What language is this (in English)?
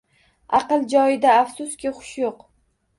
Uzbek